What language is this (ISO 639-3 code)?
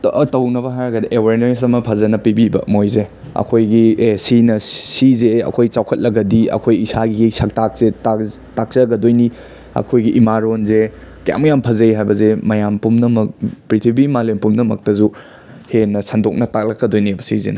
mni